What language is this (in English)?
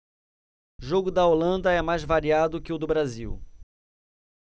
Portuguese